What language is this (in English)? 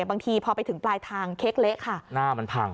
Thai